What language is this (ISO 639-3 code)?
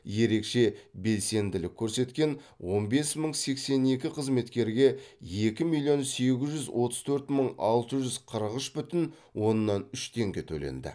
kaz